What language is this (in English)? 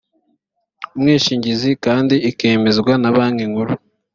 Kinyarwanda